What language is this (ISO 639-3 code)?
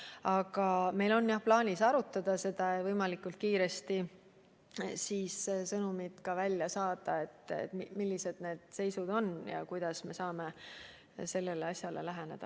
est